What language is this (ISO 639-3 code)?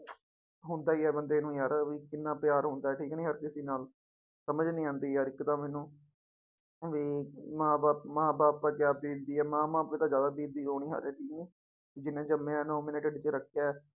pan